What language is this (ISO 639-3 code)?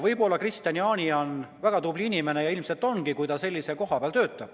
est